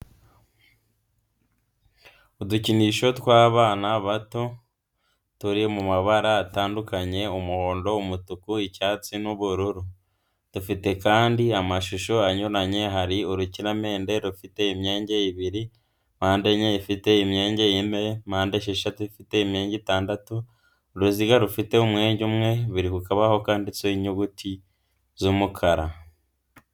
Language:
Kinyarwanda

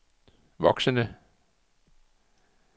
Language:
Danish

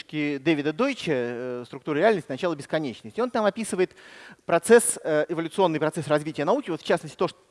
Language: Russian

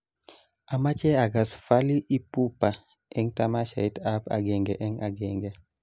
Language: Kalenjin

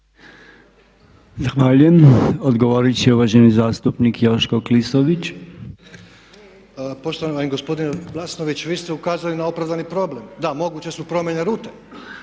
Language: Croatian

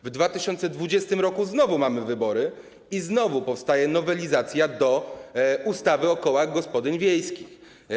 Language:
Polish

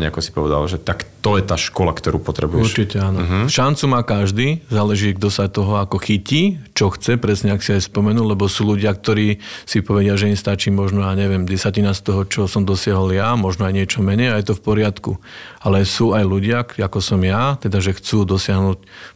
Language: Slovak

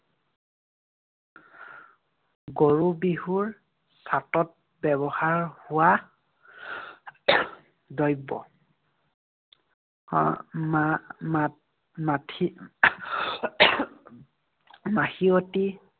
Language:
Assamese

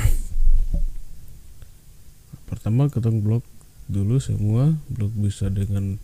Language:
Indonesian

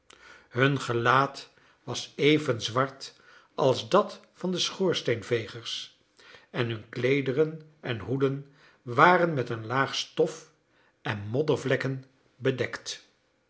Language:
Dutch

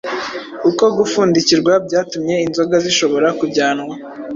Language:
Kinyarwanda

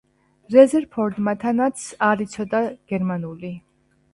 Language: Georgian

